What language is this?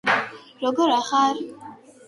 Georgian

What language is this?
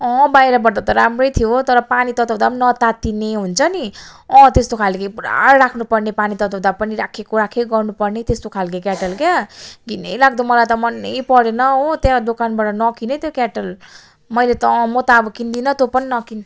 Nepali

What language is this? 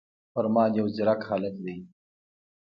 Pashto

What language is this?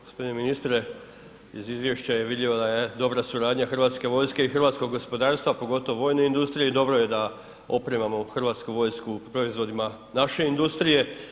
Croatian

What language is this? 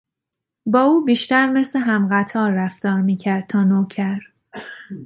Persian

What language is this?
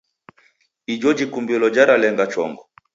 Taita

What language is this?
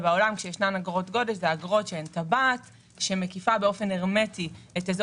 Hebrew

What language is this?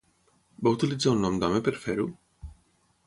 Catalan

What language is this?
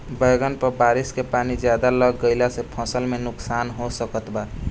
Bhojpuri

